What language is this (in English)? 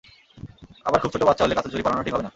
Bangla